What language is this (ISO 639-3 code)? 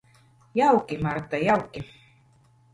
lav